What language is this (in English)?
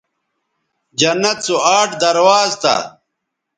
Bateri